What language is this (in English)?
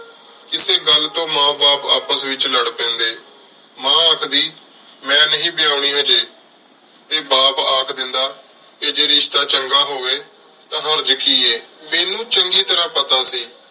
Punjabi